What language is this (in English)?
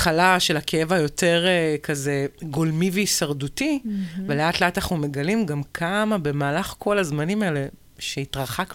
Hebrew